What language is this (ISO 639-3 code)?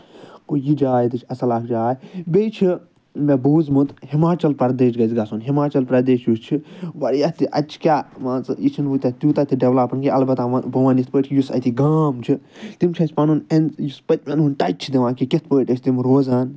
kas